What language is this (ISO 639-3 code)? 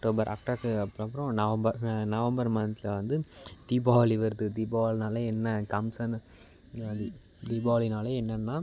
tam